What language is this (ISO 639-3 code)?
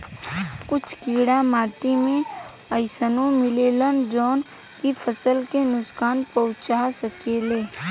bho